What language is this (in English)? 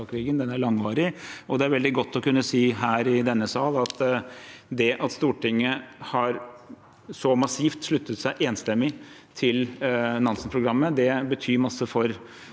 Norwegian